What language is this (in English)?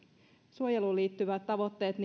Finnish